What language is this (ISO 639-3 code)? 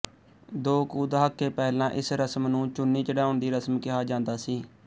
pan